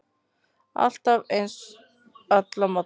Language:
Icelandic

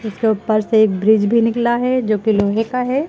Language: Hindi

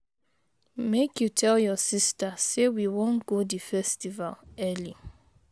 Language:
Nigerian Pidgin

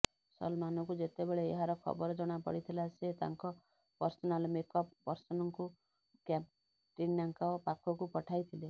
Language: Odia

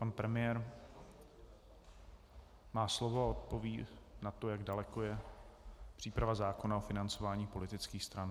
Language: Czech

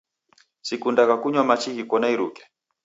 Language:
Taita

